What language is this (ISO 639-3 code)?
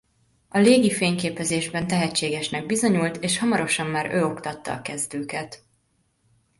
hun